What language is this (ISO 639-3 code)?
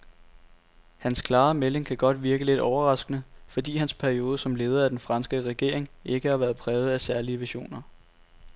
dan